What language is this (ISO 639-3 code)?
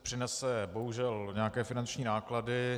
ces